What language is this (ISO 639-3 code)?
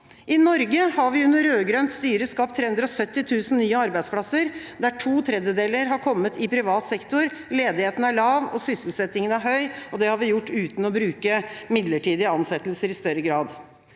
nor